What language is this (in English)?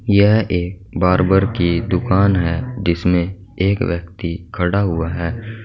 Hindi